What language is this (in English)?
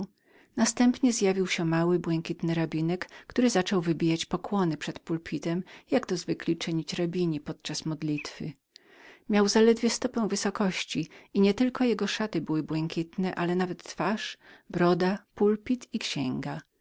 Polish